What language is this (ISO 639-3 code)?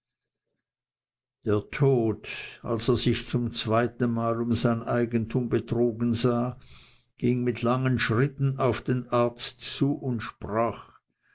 deu